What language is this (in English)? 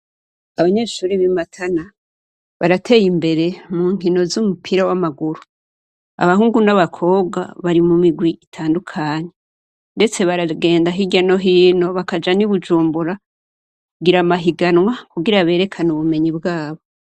Rundi